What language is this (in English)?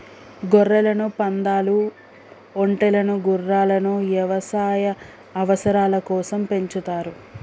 Telugu